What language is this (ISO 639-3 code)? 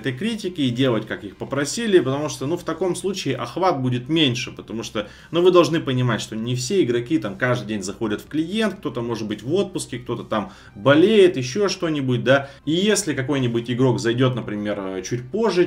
rus